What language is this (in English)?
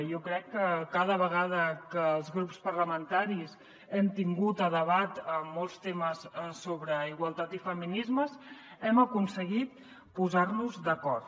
Catalan